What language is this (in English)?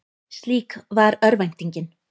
Icelandic